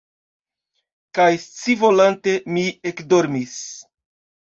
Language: Esperanto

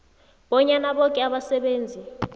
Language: South Ndebele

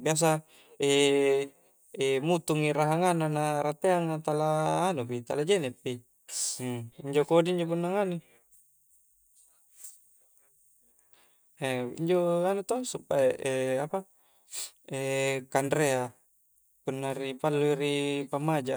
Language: Coastal Konjo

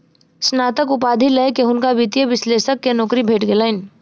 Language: Maithili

